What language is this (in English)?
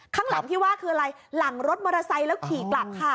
Thai